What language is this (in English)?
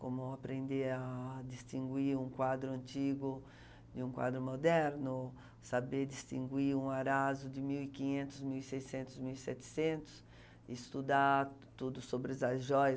Portuguese